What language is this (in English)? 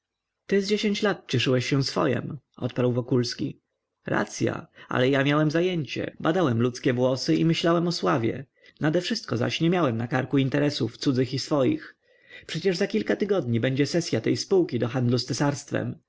Polish